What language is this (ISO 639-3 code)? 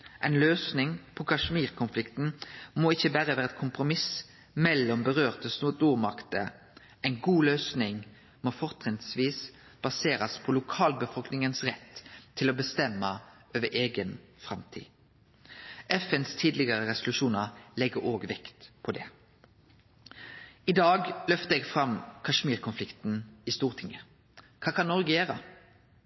nno